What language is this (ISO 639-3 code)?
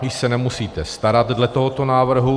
ces